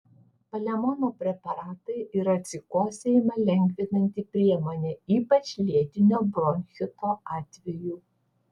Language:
Lithuanian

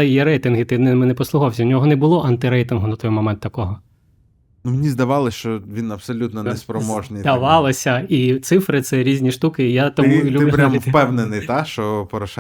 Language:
Ukrainian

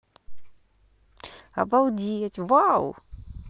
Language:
Russian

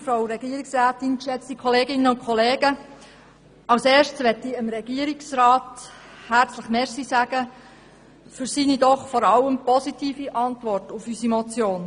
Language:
Swiss German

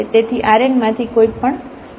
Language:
Gujarati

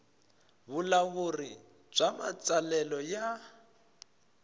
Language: Tsonga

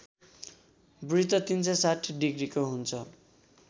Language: Nepali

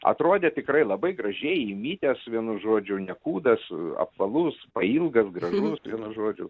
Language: Lithuanian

